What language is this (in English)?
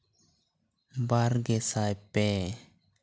Santali